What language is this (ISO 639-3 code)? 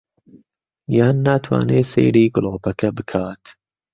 ckb